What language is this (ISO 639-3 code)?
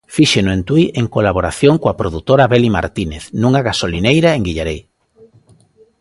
glg